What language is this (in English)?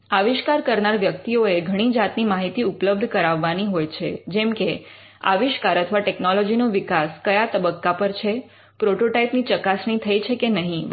Gujarati